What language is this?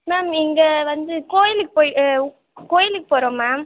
Tamil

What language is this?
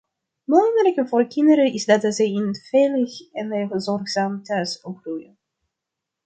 Dutch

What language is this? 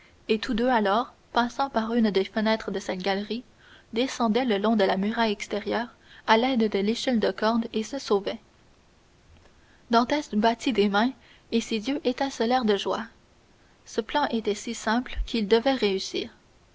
French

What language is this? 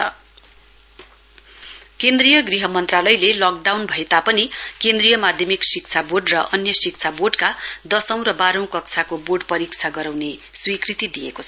Nepali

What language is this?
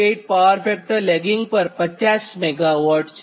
Gujarati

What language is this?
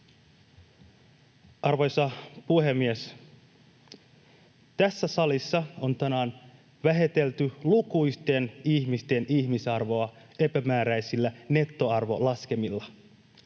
Finnish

